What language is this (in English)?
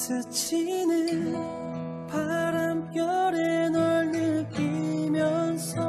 Korean